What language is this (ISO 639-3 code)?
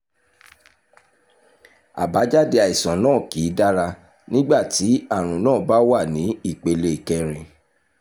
yor